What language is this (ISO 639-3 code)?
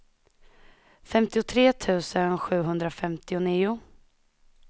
swe